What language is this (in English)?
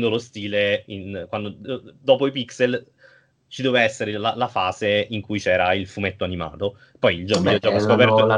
Italian